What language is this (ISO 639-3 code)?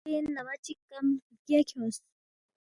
bft